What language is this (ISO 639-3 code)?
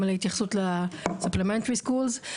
heb